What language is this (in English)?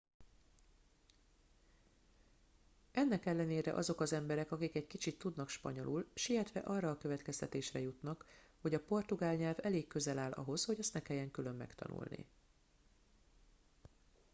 Hungarian